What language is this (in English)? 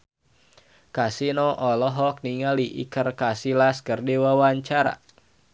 Sundanese